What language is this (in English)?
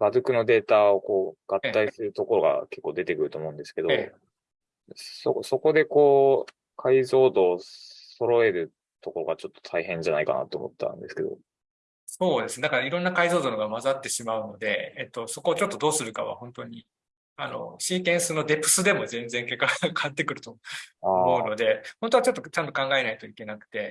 Japanese